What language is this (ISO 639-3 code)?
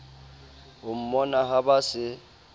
sot